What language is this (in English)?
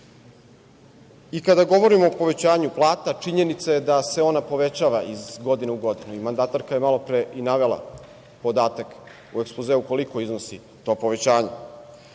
Serbian